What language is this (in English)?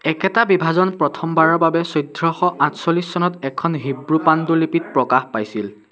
Assamese